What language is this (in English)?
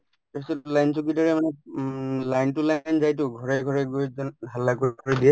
Assamese